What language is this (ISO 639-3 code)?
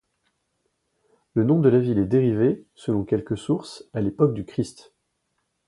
fra